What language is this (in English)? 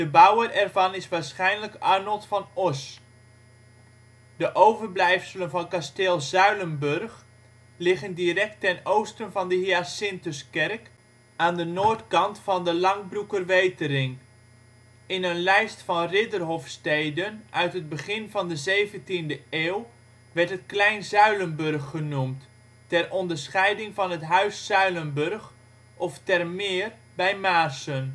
Dutch